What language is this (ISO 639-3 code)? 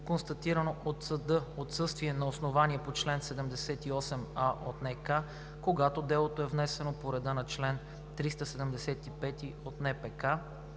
bul